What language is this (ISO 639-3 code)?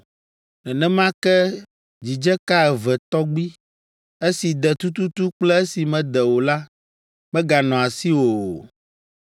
ewe